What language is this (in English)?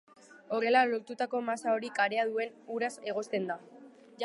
Basque